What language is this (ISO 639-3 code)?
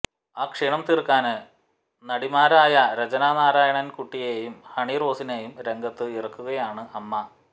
mal